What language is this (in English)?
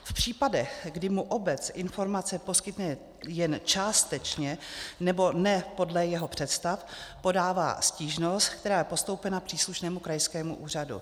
Czech